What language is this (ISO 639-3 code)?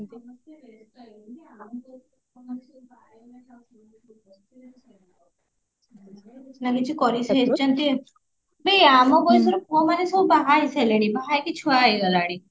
ori